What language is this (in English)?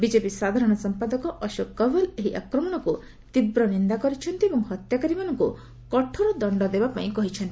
Odia